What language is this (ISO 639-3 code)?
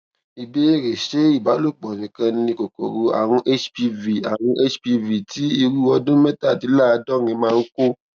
yor